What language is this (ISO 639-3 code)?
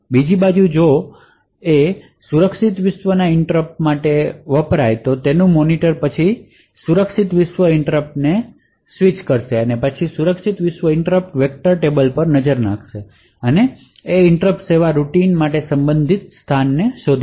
guj